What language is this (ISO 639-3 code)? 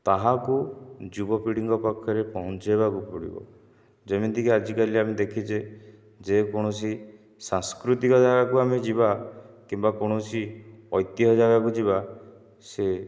ori